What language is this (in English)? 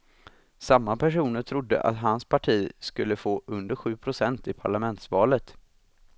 Swedish